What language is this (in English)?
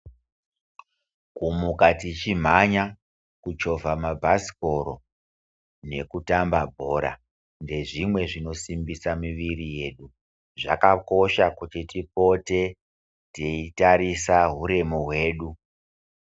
Ndau